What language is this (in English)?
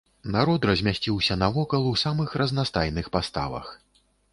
Belarusian